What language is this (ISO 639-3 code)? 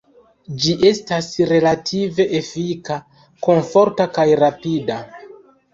epo